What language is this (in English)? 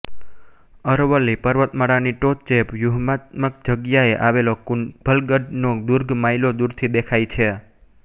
Gujarati